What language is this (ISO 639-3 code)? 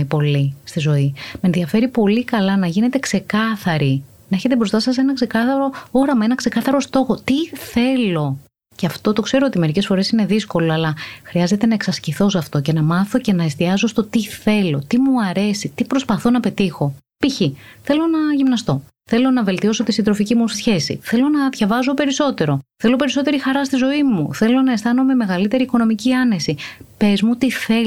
ell